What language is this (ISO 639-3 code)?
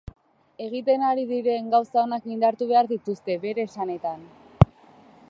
eus